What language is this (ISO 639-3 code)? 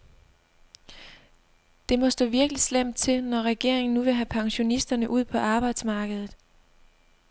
dan